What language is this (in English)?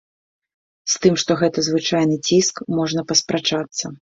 Belarusian